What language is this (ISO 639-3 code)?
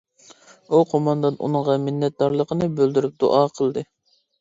uig